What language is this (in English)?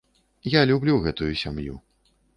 Belarusian